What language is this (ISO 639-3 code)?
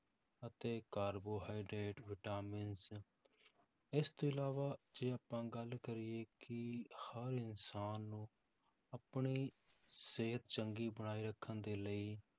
pan